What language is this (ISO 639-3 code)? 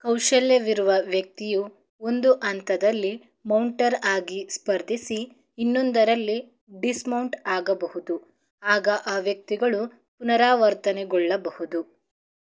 kan